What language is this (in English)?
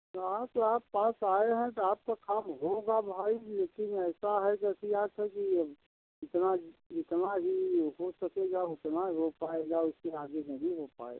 Hindi